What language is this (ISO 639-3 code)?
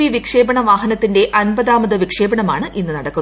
mal